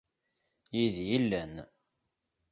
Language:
Kabyle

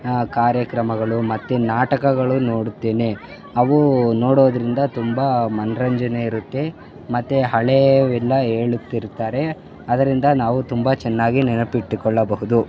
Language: Kannada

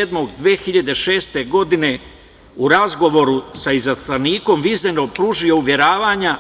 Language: Serbian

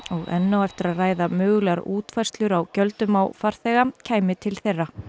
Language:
Icelandic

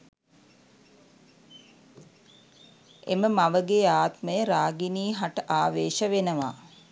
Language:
Sinhala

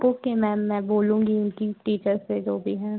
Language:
Hindi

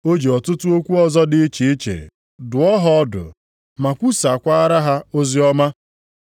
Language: Igbo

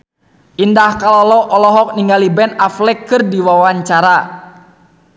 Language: Sundanese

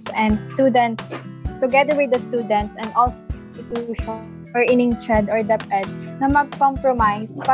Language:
Filipino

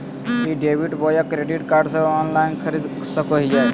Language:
Magahi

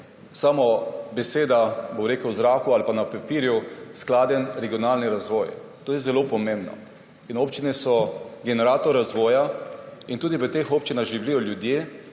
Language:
Slovenian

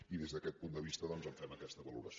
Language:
Catalan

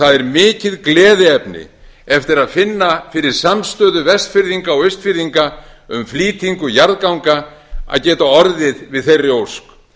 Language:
Icelandic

